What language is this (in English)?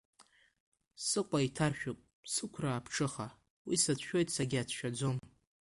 Abkhazian